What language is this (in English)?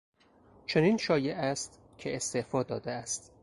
Persian